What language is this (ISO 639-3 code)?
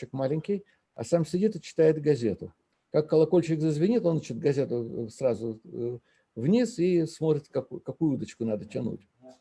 rus